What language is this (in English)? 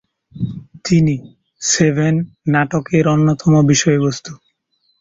Bangla